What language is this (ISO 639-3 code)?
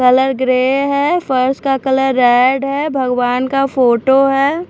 hin